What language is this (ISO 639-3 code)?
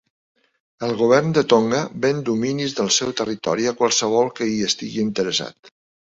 cat